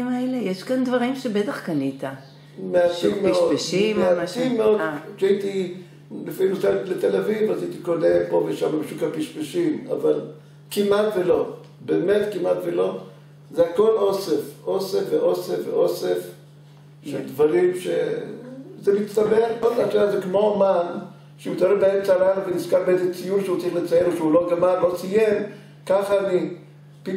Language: Hebrew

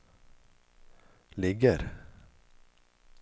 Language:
Swedish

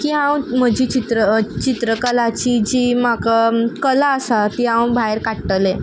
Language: Konkani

